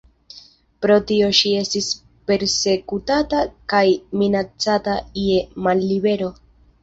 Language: Esperanto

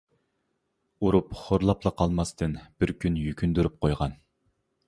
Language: Uyghur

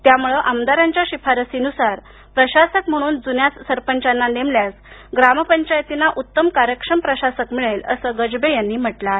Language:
Marathi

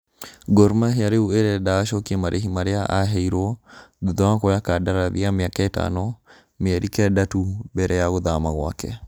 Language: Kikuyu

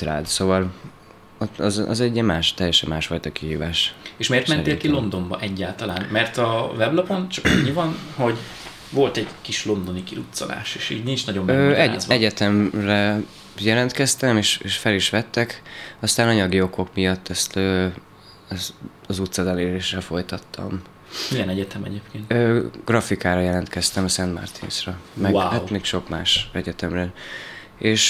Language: Hungarian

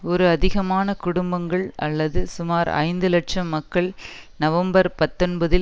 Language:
Tamil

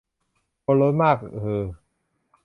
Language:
Thai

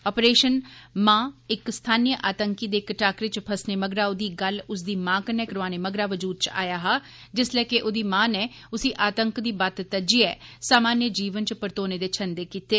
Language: Dogri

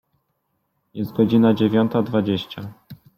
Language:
Polish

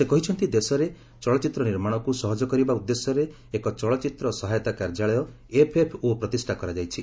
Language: Odia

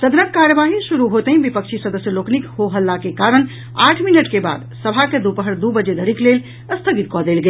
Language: Maithili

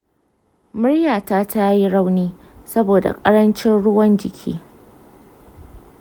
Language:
Hausa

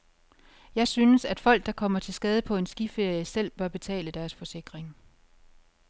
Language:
Danish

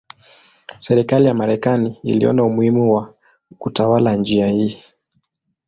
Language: Swahili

